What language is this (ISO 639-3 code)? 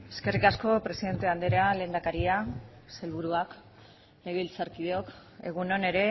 eus